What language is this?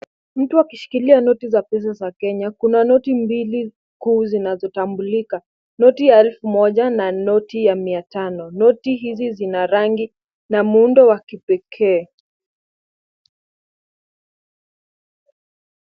Swahili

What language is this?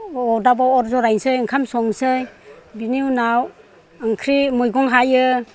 Bodo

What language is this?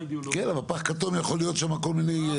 Hebrew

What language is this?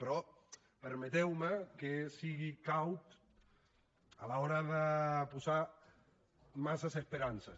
Catalan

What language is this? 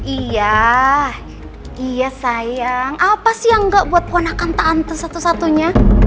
Indonesian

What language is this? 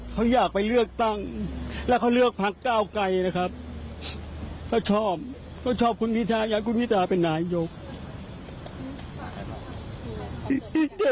Thai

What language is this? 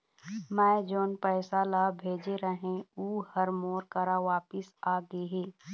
Chhattisgarhi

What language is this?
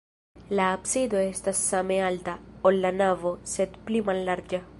Esperanto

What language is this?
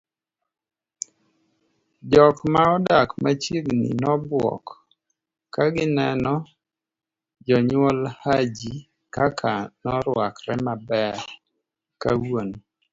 Luo (Kenya and Tanzania)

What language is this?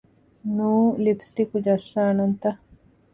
Divehi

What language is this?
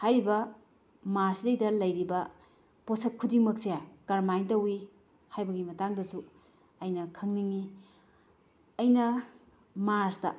Manipuri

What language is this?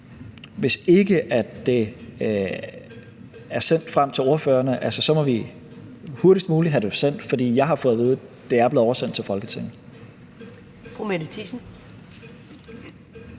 Danish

